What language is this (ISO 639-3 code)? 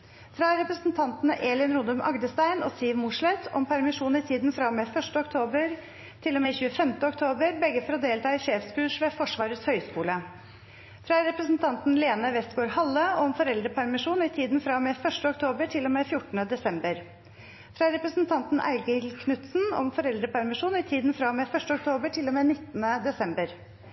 nob